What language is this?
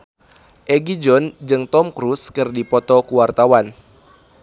Sundanese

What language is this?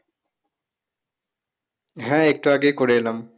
Bangla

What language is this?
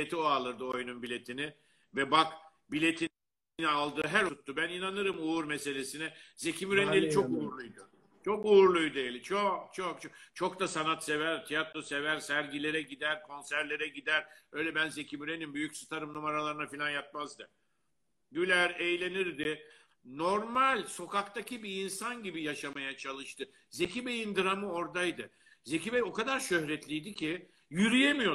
Turkish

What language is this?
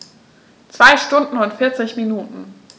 German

